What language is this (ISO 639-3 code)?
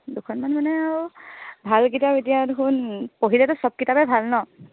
asm